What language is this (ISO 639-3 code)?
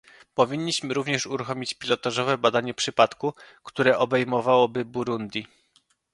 pol